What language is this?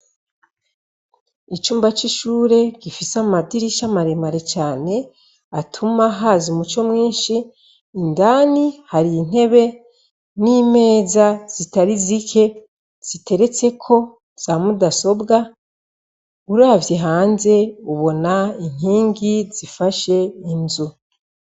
Rundi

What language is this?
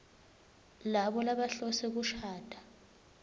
Swati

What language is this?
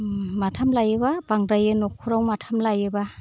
Bodo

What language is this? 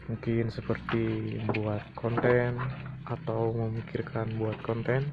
Indonesian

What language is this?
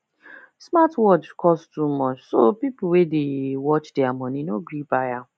Nigerian Pidgin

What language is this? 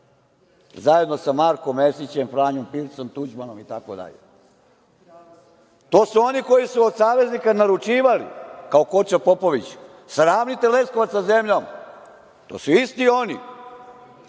Serbian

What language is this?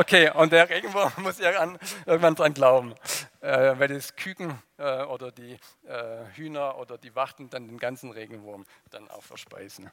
German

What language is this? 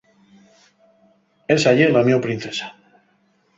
Asturian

